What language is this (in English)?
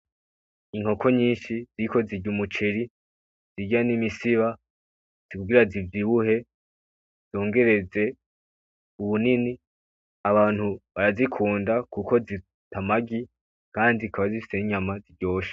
Rundi